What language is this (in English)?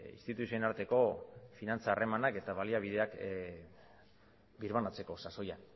Basque